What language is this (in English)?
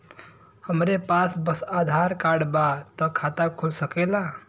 Bhojpuri